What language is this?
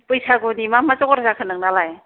Bodo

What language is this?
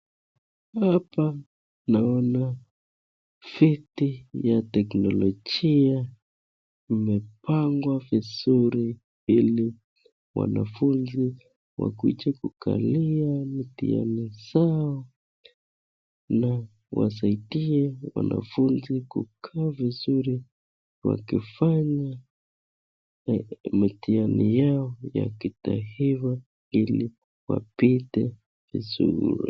Swahili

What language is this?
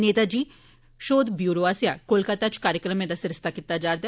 Dogri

